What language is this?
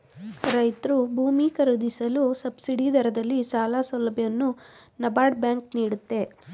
Kannada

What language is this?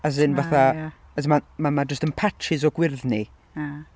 Welsh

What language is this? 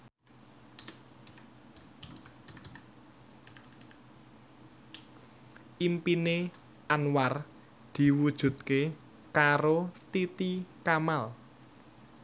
Javanese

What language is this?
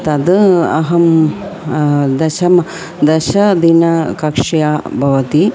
Sanskrit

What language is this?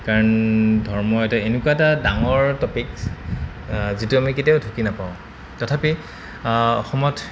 Assamese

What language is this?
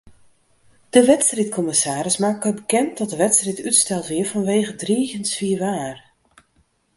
Western Frisian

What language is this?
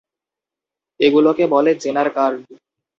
Bangla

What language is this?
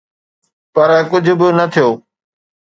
Sindhi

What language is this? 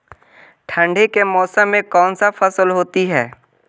Magahi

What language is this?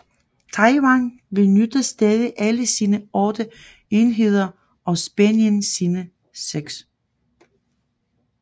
Danish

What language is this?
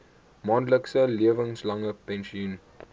Afrikaans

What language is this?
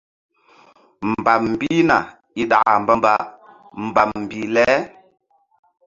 Mbum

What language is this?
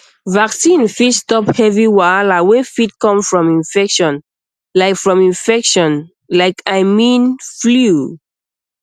Nigerian Pidgin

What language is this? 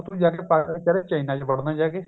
Punjabi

